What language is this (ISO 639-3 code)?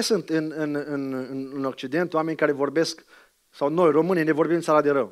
ron